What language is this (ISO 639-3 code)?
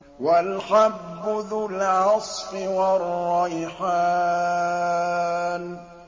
ara